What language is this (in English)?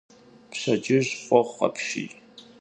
Kabardian